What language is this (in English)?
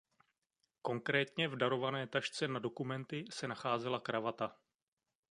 Czech